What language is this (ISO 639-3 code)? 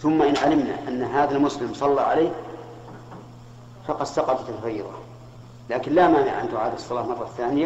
ara